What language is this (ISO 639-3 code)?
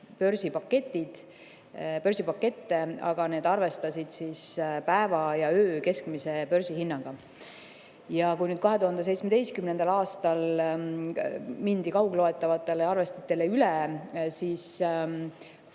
est